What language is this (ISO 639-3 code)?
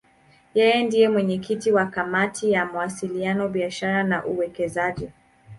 swa